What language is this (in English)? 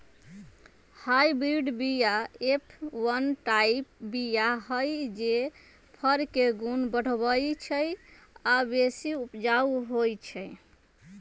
Magahi